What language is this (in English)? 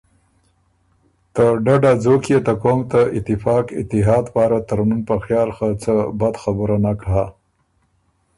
Ormuri